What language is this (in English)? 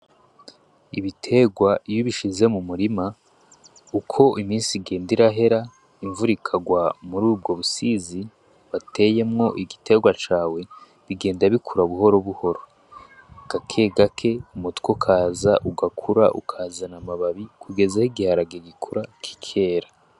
Rundi